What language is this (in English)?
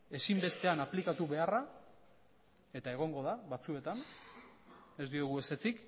Basque